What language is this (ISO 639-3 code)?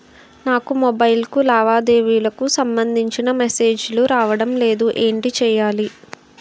tel